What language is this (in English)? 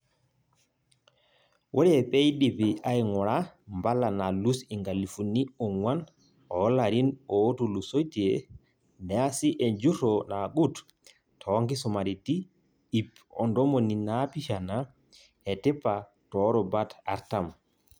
Masai